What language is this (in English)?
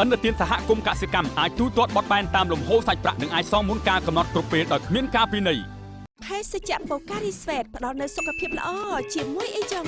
Vietnamese